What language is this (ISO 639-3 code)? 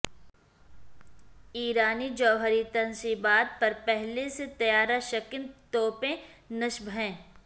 urd